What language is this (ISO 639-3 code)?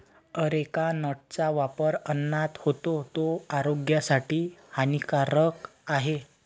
mar